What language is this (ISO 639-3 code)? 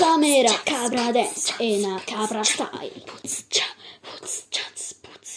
ita